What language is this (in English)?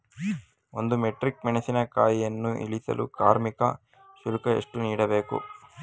Kannada